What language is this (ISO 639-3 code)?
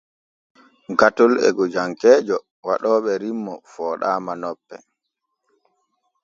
fue